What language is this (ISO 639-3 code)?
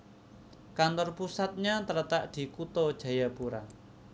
jav